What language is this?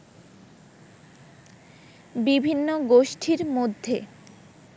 Bangla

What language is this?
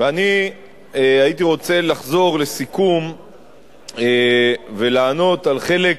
Hebrew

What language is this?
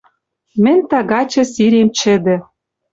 Western Mari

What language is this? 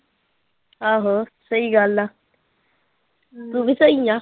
Punjabi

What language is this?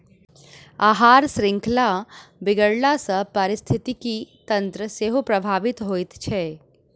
Maithili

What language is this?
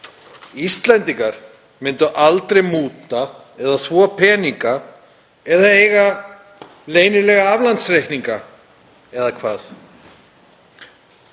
Icelandic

